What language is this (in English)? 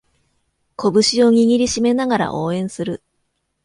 Japanese